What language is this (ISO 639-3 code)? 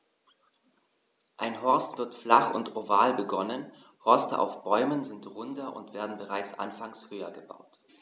deu